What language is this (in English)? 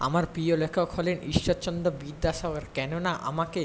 Bangla